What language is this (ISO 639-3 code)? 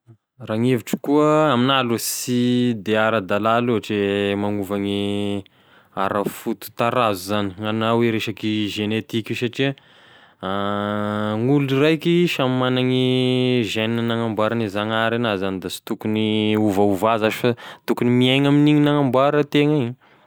tkg